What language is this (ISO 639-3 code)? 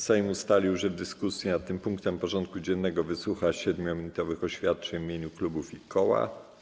pol